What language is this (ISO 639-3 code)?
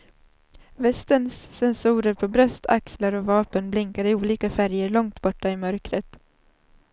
swe